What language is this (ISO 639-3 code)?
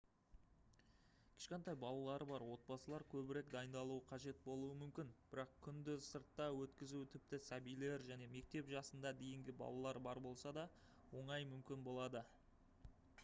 kaz